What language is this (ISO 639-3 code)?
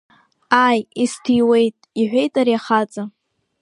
abk